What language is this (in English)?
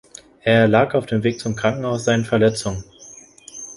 German